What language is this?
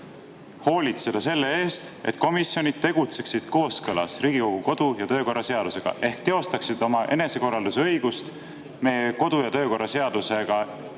Estonian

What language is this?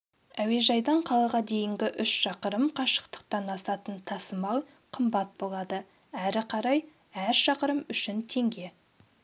Kazakh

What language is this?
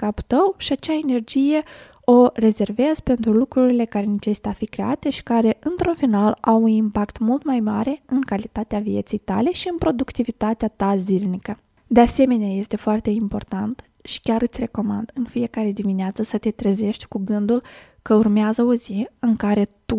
Romanian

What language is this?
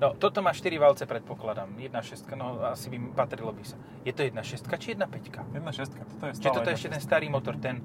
Slovak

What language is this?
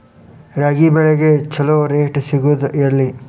Kannada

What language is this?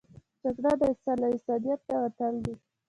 Pashto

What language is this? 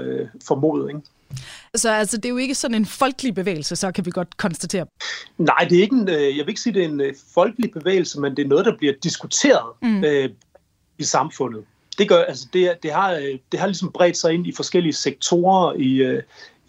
Danish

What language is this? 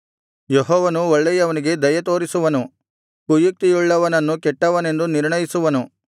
Kannada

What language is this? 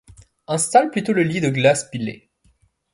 French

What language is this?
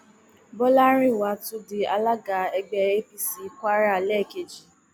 Yoruba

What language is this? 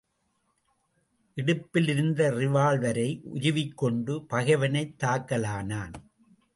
Tamil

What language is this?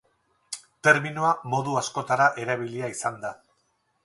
Basque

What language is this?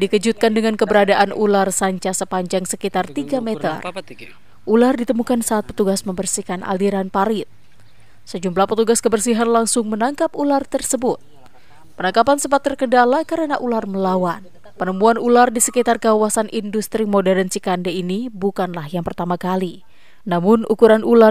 Indonesian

